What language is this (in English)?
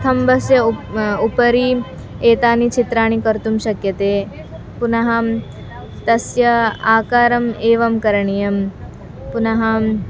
Sanskrit